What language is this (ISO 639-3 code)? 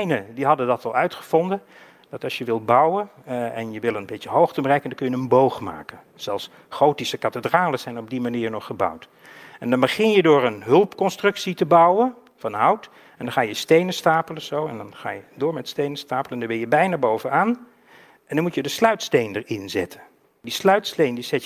nld